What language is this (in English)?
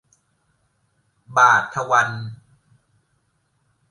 Thai